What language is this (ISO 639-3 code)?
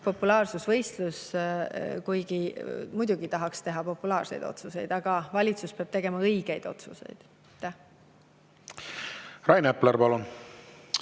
est